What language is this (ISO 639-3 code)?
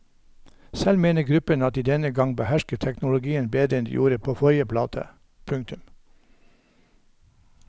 nor